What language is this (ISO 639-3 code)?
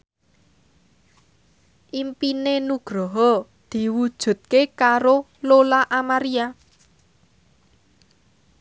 jav